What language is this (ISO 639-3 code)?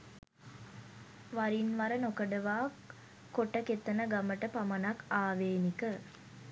sin